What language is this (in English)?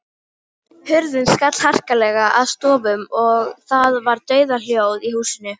Icelandic